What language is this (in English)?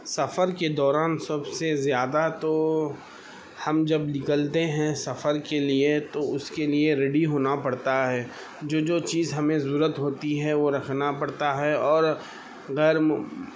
Urdu